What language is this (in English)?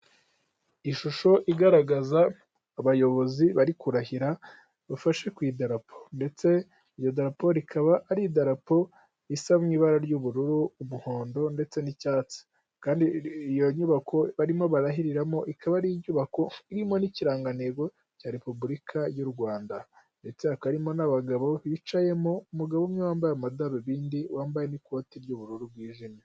Kinyarwanda